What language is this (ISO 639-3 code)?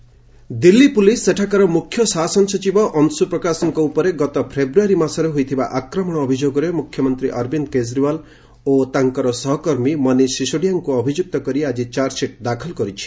ori